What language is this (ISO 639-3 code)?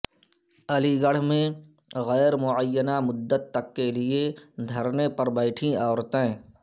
urd